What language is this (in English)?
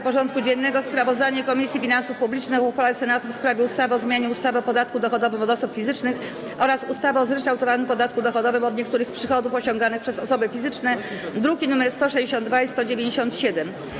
Polish